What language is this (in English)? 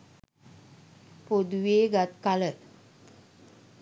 Sinhala